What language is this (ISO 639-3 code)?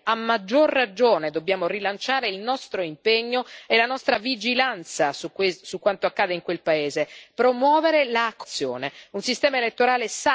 ita